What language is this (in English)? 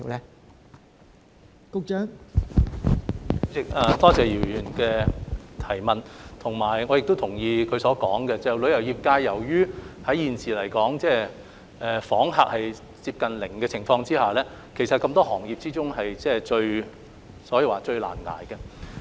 Cantonese